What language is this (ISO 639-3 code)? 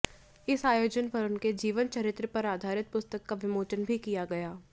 hin